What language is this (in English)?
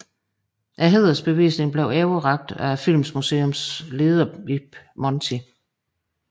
Danish